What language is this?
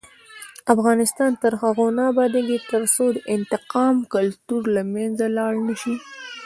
Pashto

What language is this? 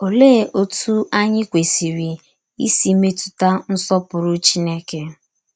Igbo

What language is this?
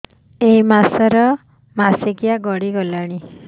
Odia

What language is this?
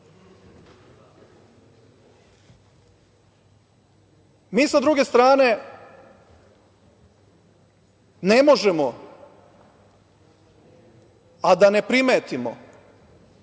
Serbian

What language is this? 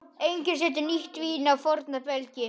Icelandic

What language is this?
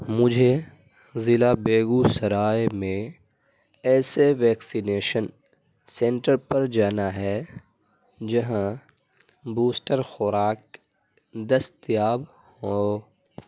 Urdu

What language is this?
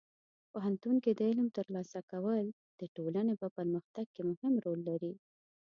Pashto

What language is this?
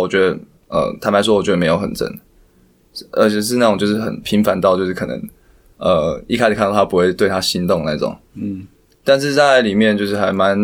Chinese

